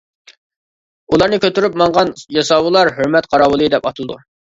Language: Uyghur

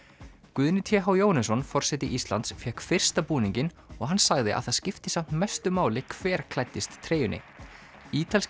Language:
Icelandic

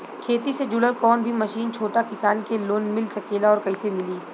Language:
Bhojpuri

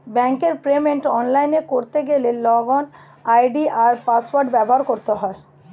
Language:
Bangla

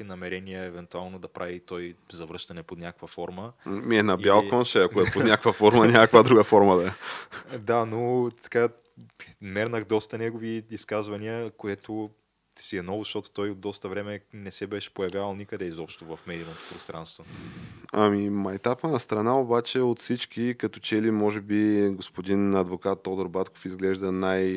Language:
Bulgarian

